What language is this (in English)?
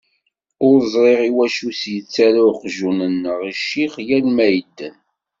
Kabyle